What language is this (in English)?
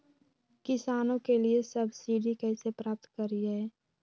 Magahi